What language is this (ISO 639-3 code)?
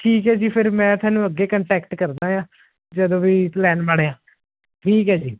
pan